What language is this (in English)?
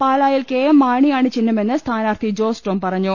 Malayalam